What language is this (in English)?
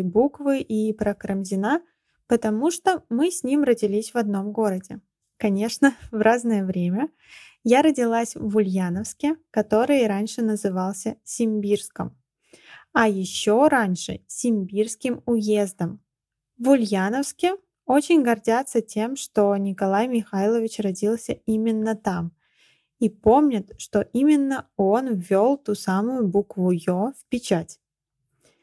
Russian